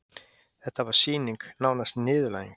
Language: Icelandic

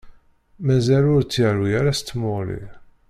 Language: Kabyle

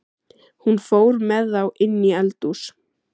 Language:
Icelandic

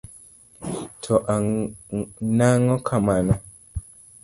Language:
Luo (Kenya and Tanzania)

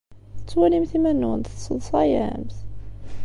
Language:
Kabyle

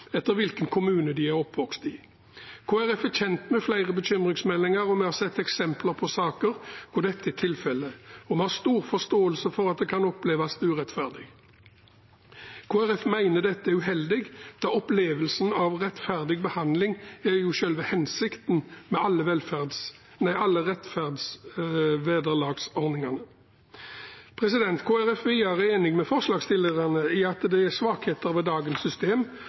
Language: Norwegian Bokmål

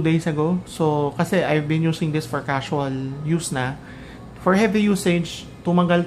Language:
Filipino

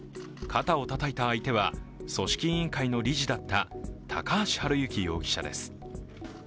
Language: Japanese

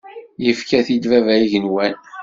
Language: Kabyle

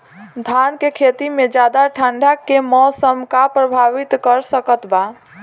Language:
Bhojpuri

